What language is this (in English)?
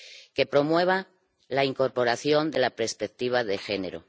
Spanish